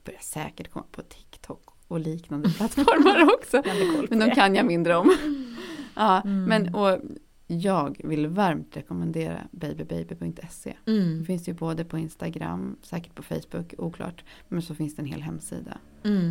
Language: Swedish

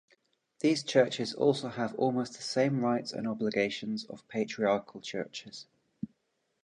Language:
English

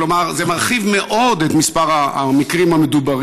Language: Hebrew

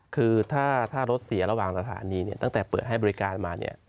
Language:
Thai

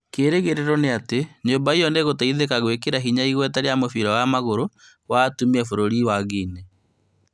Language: Kikuyu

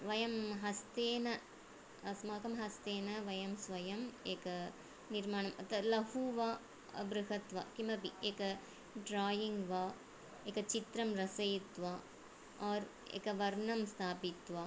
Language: Sanskrit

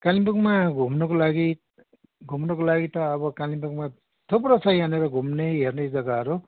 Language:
Nepali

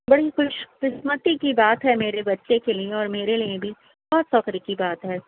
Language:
Urdu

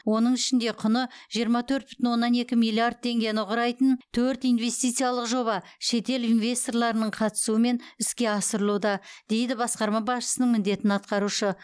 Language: Kazakh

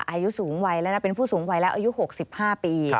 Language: Thai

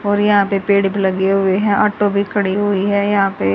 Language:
Hindi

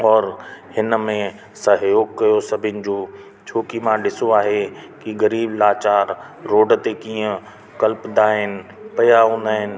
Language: Sindhi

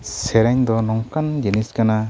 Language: Santali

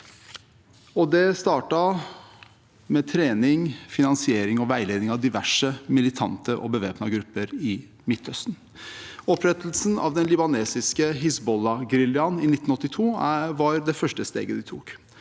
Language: Norwegian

